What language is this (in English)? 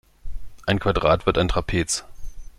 German